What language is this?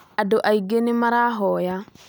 Kikuyu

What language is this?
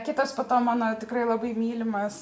Lithuanian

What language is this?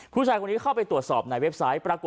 Thai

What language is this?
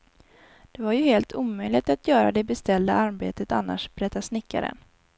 Swedish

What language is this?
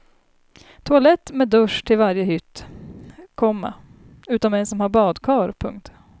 Swedish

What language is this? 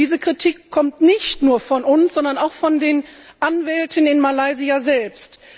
German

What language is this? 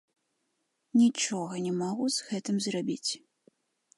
Belarusian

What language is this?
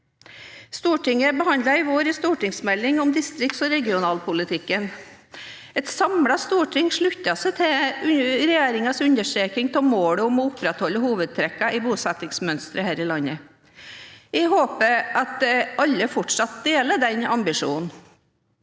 Norwegian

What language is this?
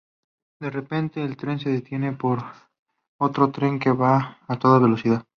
Spanish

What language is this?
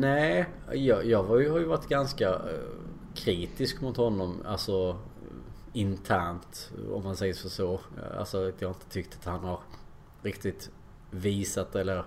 Swedish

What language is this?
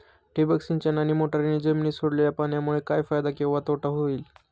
Marathi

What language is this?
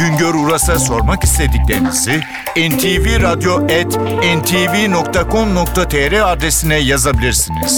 Turkish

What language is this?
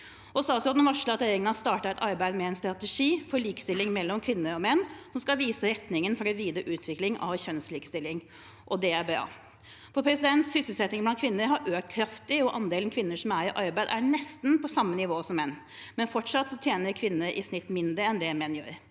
Norwegian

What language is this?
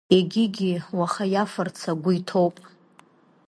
Abkhazian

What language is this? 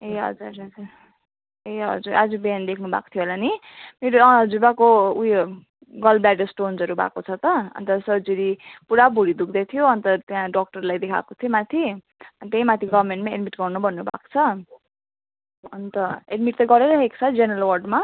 Nepali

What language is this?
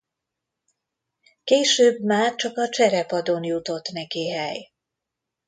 Hungarian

